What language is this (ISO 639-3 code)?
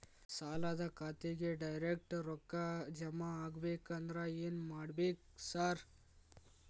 kan